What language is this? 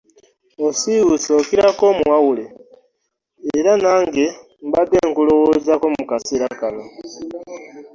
Ganda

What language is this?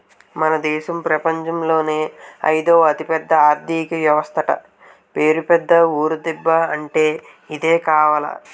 Telugu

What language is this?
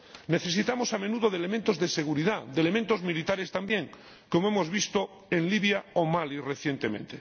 Spanish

